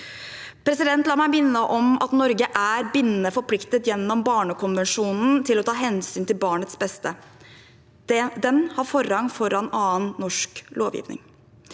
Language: Norwegian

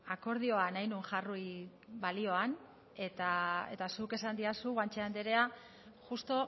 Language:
Basque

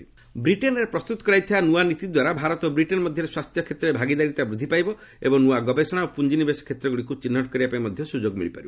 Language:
Odia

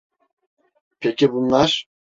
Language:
Turkish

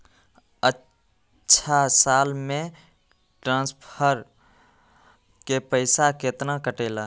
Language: Magahi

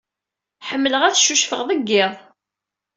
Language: Kabyle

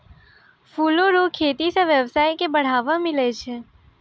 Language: Maithili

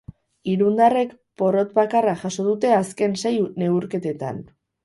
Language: Basque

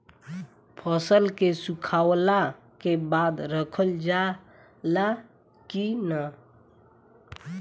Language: Bhojpuri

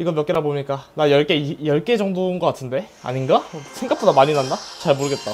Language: Korean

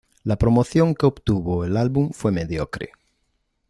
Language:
Spanish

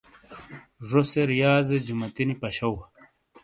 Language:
Shina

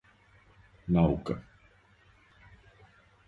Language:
Serbian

